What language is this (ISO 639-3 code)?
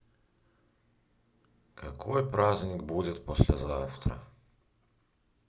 rus